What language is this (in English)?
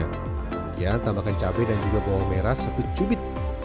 Indonesian